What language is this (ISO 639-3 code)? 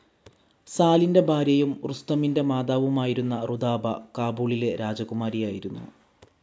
mal